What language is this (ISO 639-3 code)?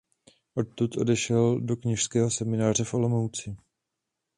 ces